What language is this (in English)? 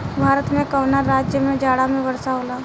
Bhojpuri